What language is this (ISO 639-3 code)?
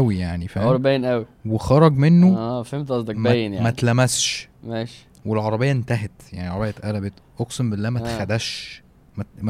ara